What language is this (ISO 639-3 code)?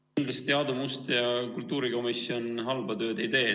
est